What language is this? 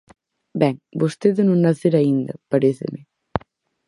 Galician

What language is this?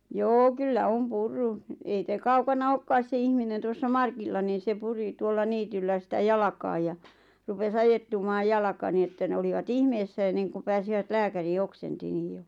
Finnish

